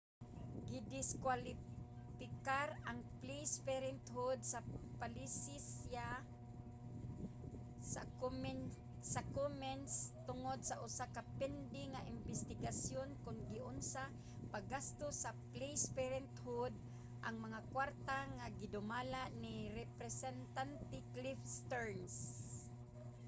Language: Cebuano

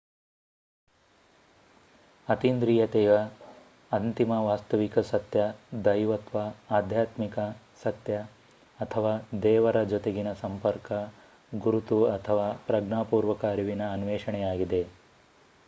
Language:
Kannada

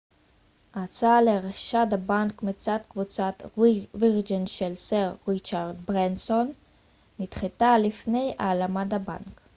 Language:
Hebrew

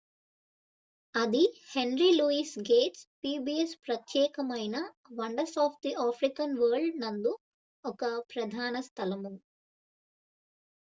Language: Telugu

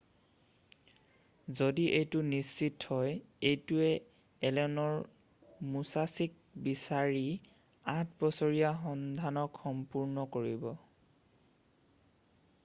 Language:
Assamese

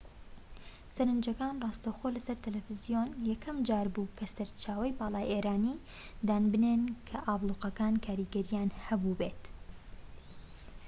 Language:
Central Kurdish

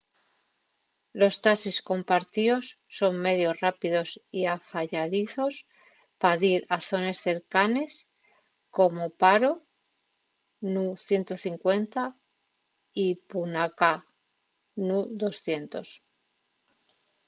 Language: Asturian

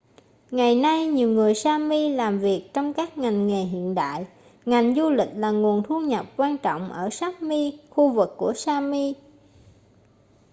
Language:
Vietnamese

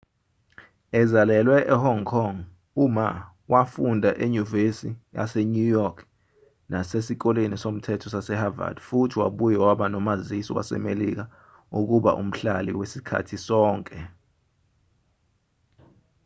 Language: Zulu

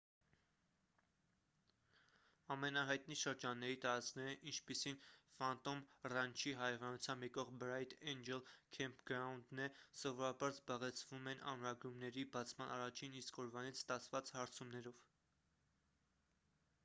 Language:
Armenian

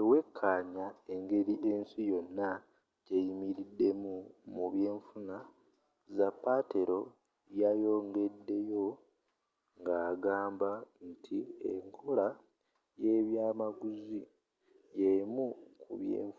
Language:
Ganda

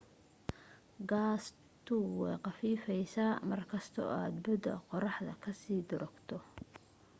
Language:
Somali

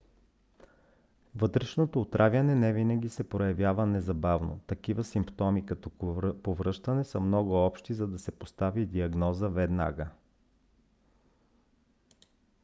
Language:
Bulgarian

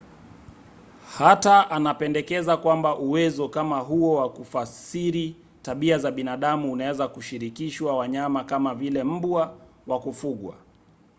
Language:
Swahili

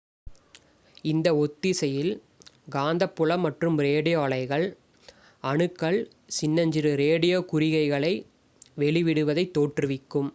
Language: Tamil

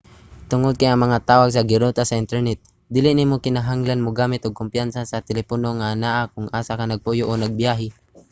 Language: Cebuano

